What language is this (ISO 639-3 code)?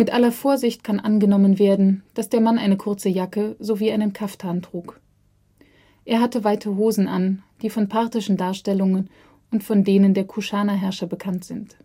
deu